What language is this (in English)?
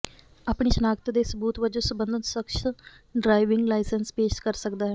Punjabi